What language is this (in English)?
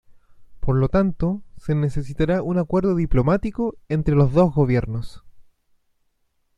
Spanish